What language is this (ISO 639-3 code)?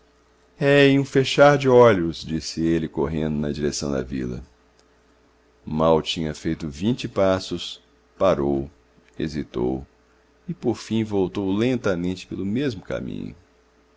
por